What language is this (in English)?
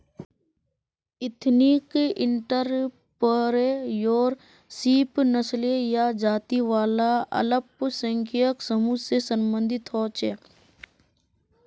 Magahi